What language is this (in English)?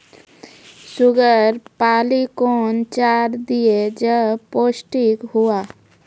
Maithili